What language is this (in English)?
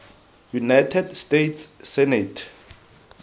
Tswana